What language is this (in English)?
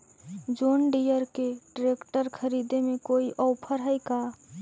Magahi